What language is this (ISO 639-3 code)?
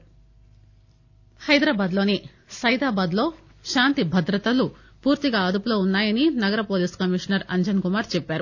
tel